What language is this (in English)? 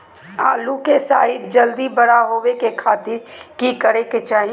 Magahi